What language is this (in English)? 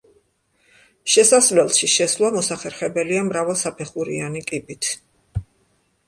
Georgian